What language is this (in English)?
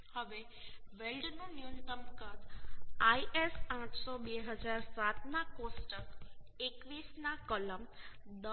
Gujarati